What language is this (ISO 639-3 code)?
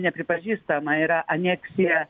lit